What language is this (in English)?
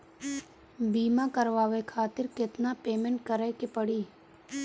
Bhojpuri